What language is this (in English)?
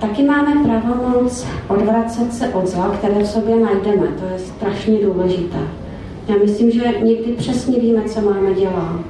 Czech